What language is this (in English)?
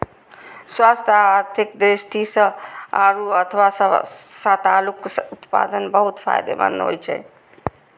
Maithili